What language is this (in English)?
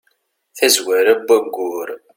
Kabyle